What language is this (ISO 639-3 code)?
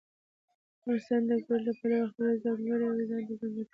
pus